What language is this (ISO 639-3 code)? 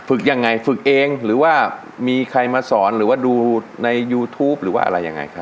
tha